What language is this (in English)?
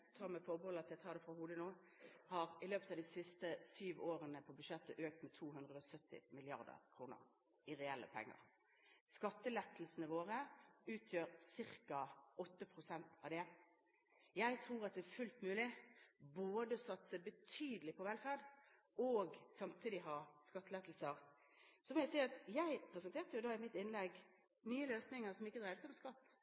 Norwegian Bokmål